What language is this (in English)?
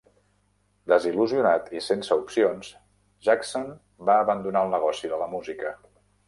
Catalan